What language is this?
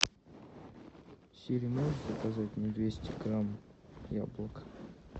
Russian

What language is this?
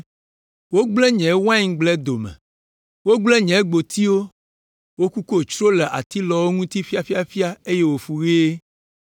Ewe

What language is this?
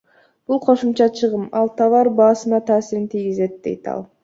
Kyrgyz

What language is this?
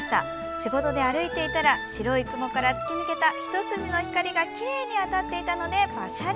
Japanese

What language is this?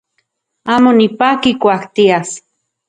Central Puebla Nahuatl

